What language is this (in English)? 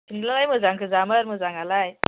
Bodo